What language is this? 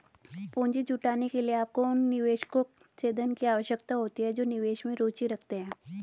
Hindi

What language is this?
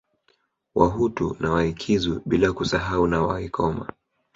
Swahili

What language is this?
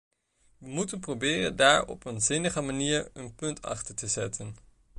Dutch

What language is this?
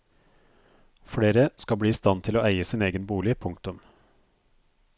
Norwegian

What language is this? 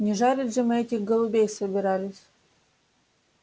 Russian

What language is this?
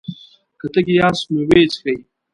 Pashto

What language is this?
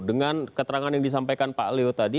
Indonesian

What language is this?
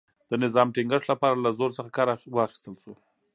Pashto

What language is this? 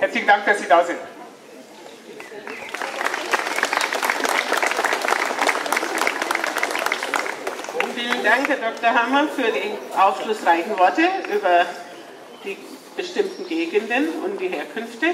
German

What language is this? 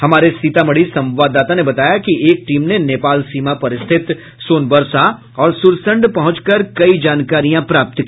Hindi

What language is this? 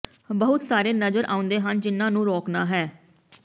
Punjabi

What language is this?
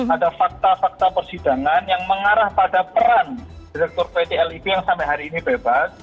Indonesian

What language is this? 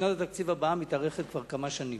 Hebrew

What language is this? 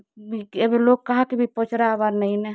Odia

